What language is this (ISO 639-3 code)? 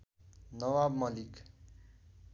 nep